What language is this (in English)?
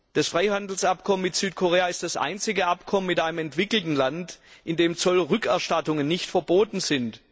German